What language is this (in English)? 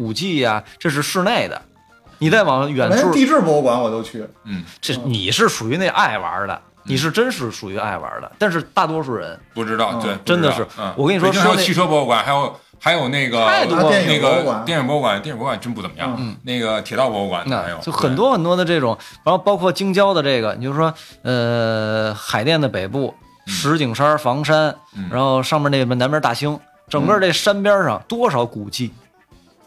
Chinese